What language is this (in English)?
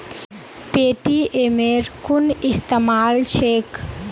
Magahi